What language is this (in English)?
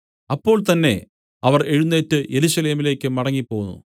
Malayalam